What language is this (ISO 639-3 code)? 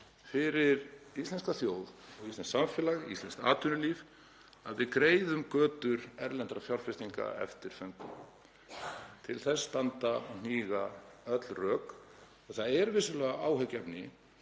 isl